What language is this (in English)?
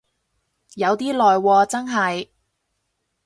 Cantonese